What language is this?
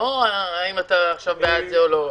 Hebrew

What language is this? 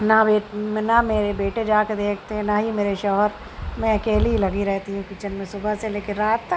Urdu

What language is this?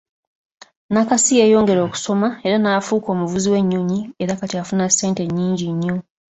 Ganda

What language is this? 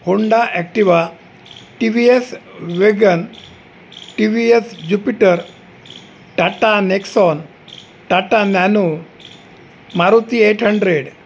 Marathi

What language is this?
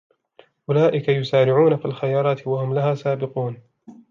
Arabic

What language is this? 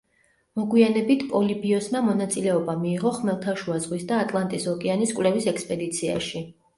Georgian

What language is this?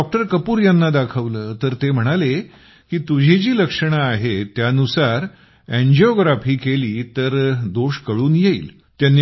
Marathi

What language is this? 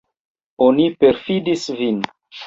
Esperanto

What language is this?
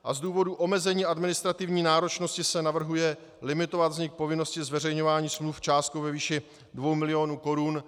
Czech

